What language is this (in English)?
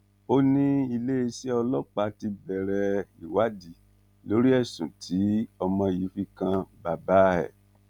Yoruba